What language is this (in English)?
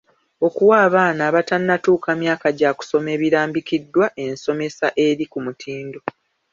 Ganda